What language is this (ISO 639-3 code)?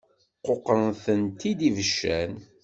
kab